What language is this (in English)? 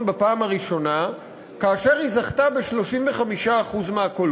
Hebrew